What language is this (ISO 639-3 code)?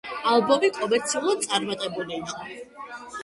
kat